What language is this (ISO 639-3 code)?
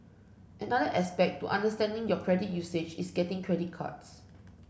eng